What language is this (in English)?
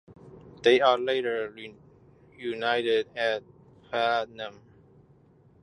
English